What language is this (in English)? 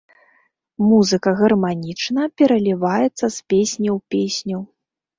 Belarusian